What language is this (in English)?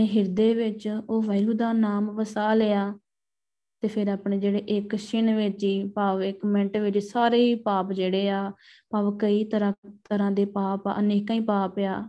Punjabi